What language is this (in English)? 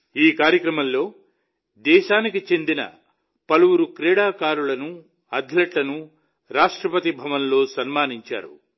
Telugu